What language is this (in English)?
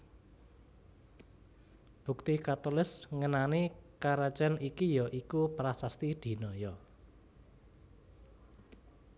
Javanese